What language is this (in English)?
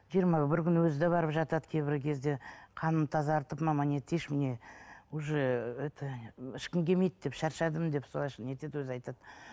Kazakh